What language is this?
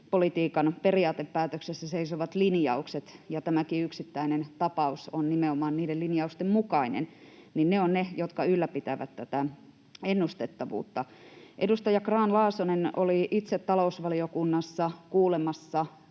Finnish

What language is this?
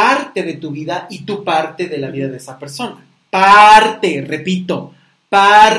Spanish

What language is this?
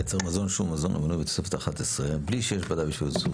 Hebrew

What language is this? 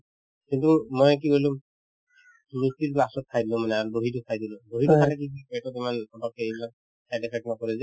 Assamese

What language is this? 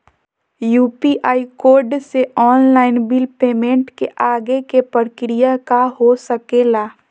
Magahi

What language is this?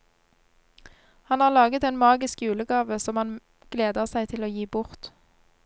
Norwegian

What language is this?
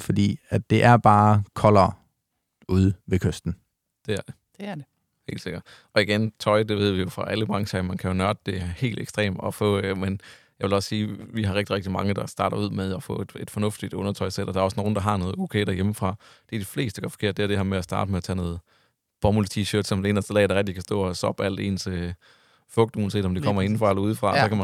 Danish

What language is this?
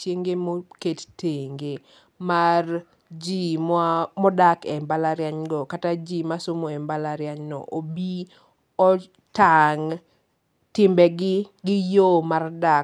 Luo (Kenya and Tanzania)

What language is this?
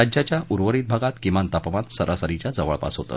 Marathi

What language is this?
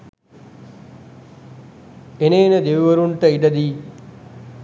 Sinhala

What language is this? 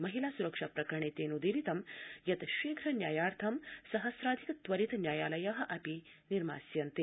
Sanskrit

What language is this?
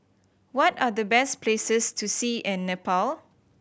English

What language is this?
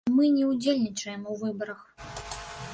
Belarusian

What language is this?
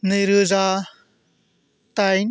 Bodo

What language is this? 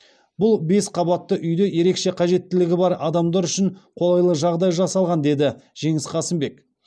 Kazakh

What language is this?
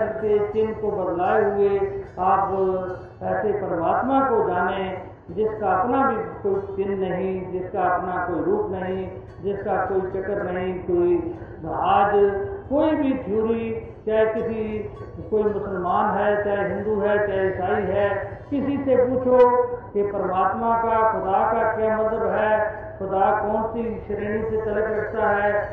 Hindi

